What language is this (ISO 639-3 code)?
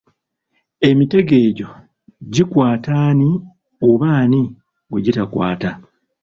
lug